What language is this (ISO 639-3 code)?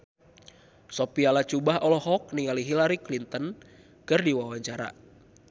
sun